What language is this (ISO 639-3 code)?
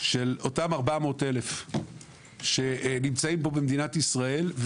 heb